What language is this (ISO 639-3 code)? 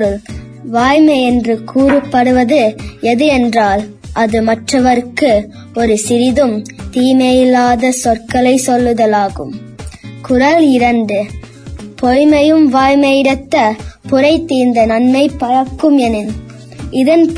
tam